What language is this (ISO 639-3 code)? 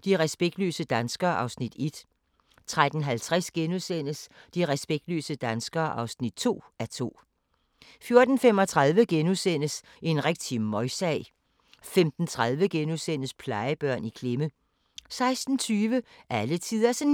dan